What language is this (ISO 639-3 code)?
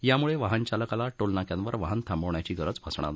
mar